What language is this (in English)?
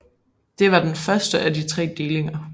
Danish